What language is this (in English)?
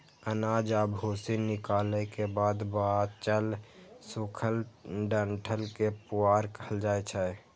Maithili